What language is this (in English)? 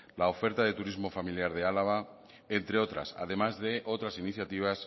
Spanish